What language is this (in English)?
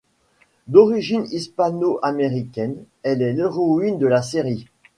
French